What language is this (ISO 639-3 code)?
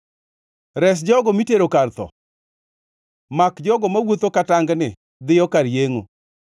luo